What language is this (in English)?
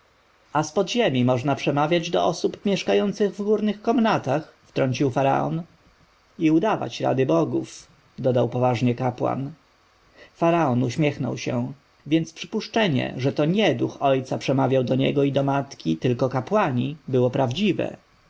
Polish